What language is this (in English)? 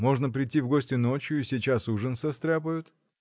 Russian